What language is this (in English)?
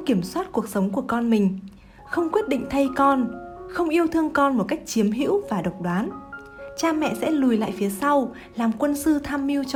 Vietnamese